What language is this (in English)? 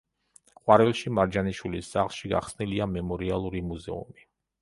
Georgian